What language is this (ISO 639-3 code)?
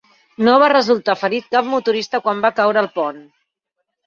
cat